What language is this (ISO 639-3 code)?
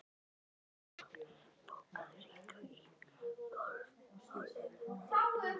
isl